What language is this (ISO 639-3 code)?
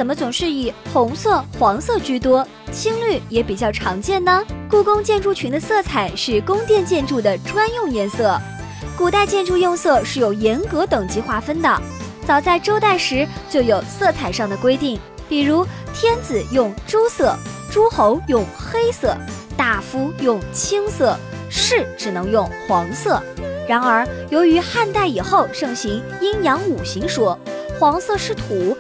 zho